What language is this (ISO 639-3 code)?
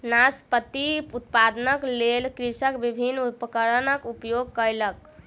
mai